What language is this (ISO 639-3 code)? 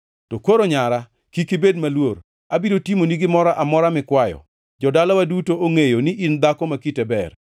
luo